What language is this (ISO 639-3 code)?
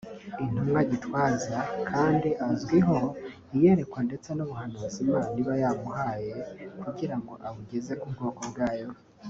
kin